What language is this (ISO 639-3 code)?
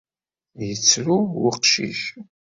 kab